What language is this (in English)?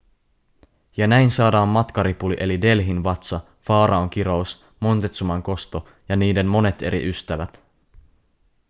Finnish